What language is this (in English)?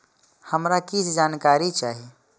Maithili